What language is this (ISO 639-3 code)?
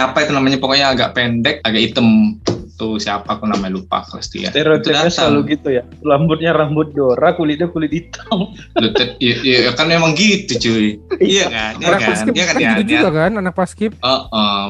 ind